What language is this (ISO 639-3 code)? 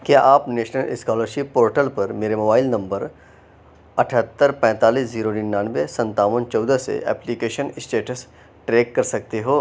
urd